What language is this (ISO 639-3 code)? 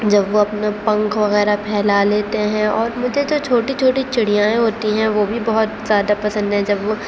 urd